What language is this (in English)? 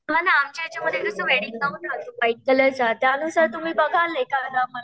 Marathi